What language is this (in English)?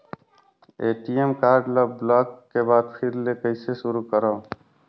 Chhattisgarhi